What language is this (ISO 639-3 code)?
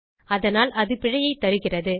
tam